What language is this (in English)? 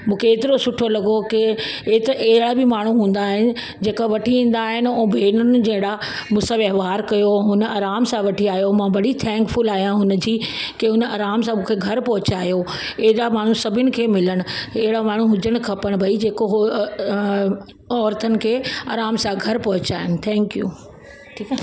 Sindhi